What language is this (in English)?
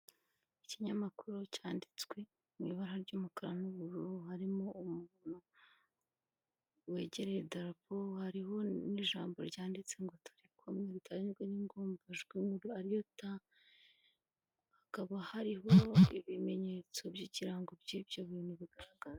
Kinyarwanda